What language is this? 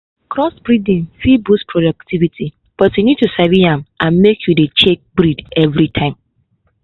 Nigerian Pidgin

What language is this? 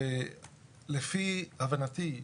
Hebrew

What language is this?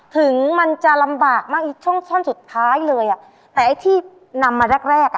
Thai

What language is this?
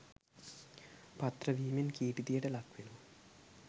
Sinhala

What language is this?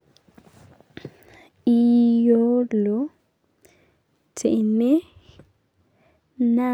Masai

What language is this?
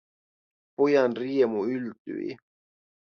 Finnish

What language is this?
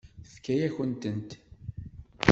Kabyle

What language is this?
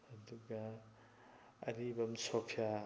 Manipuri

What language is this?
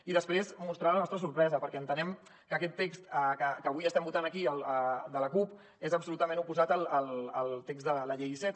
Catalan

